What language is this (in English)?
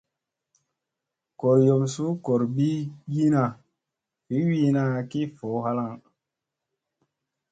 Musey